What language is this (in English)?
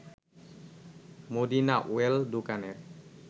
Bangla